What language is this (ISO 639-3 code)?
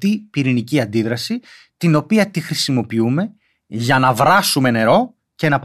ell